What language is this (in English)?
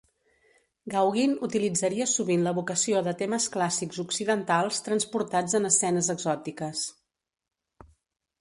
Catalan